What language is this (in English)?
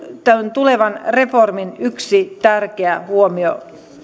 Finnish